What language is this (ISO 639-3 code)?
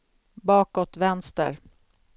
swe